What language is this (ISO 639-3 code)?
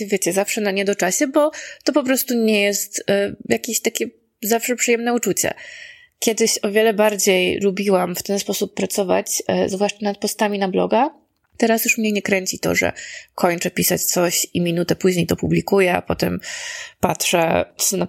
pol